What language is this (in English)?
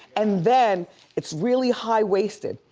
English